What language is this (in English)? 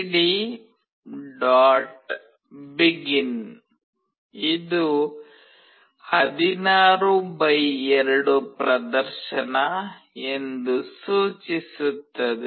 Kannada